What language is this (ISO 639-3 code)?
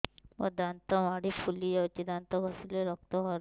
ori